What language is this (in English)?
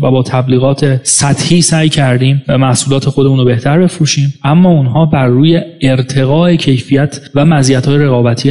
Persian